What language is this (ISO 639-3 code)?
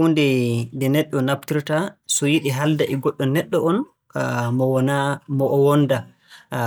fue